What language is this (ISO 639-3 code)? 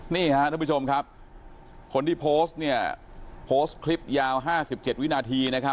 tha